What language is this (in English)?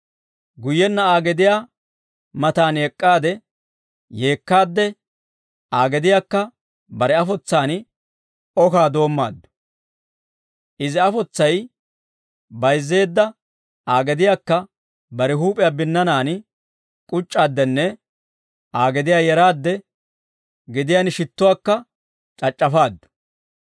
Dawro